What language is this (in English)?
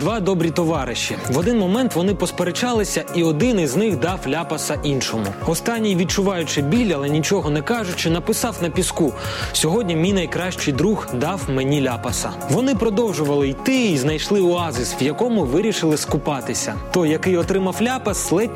Ukrainian